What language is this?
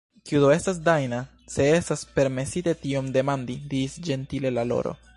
Esperanto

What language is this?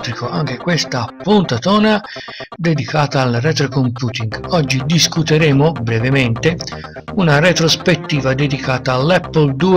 Italian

